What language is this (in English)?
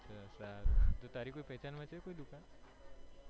Gujarati